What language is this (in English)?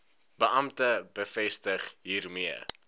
Afrikaans